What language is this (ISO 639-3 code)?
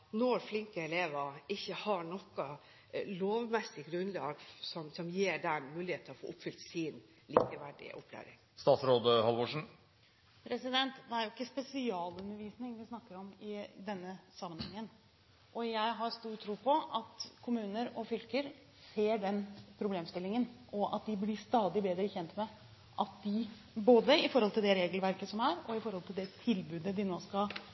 nob